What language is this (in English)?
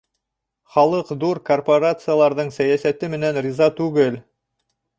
Bashkir